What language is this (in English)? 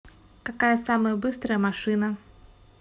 Russian